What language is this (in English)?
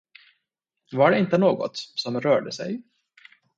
Swedish